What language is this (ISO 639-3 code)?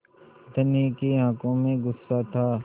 hin